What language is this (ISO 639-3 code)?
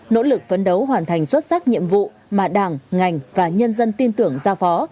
vie